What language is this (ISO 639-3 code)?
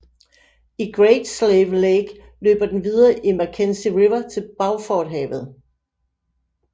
dan